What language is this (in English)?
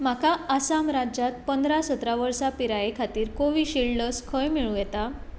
Konkani